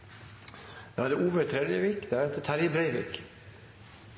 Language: Norwegian Bokmål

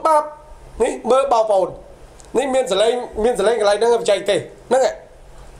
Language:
Thai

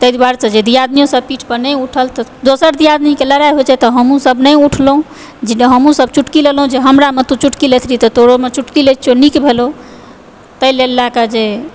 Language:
Maithili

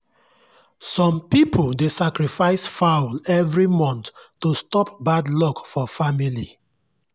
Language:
Nigerian Pidgin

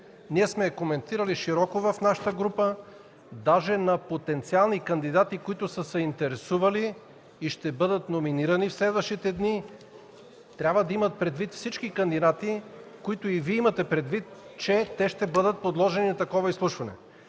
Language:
Bulgarian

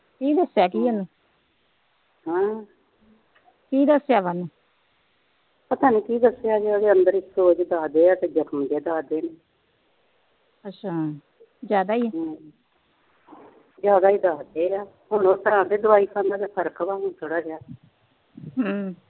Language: Punjabi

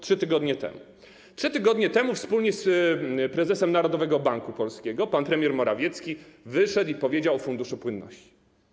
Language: Polish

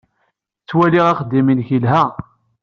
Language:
Kabyle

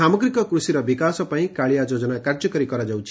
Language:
Odia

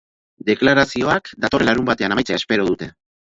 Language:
Basque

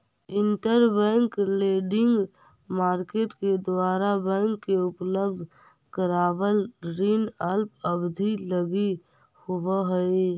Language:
Magahi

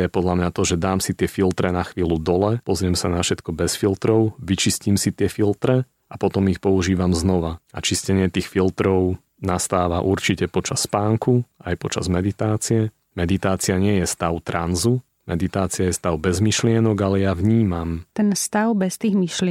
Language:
Slovak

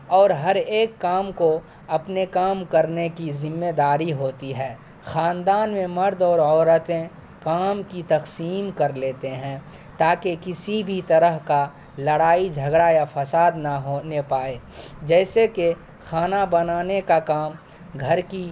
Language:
Urdu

